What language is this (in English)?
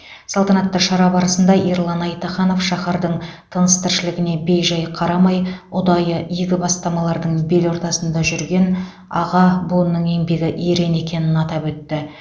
Kazakh